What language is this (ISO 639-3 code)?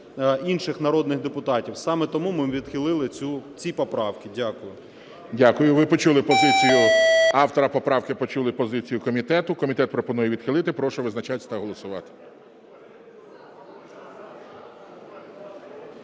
ukr